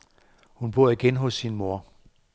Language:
Danish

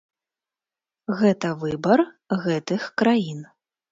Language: Belarusian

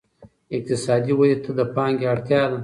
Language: Pashto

